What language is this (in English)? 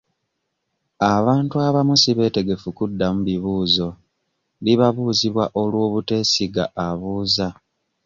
Ganda